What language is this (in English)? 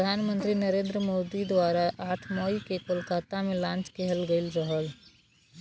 Bhojpuri